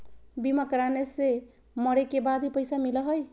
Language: Magahi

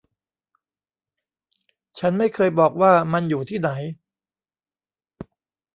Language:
Thai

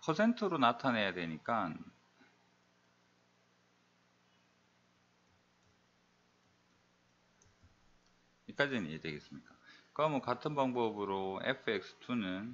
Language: Korean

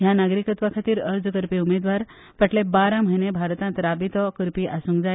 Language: Konkani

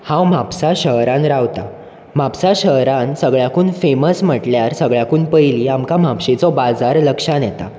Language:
Konkani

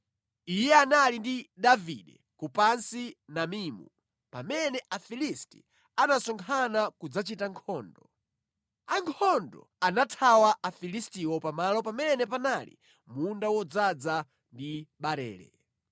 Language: Nyanja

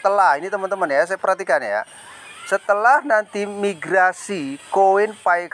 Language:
Indonesian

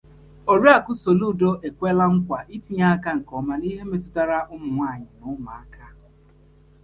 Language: Igbo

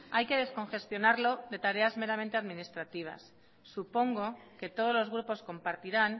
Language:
Spanish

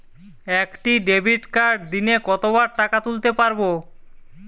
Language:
Bangla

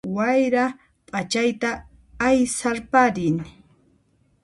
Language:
Puno Quechua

